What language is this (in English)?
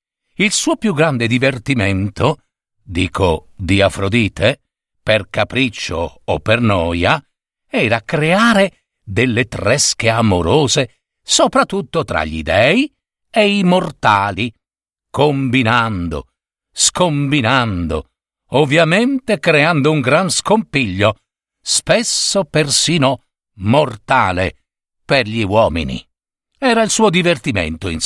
Italian